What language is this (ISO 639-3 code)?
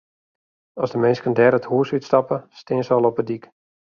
fry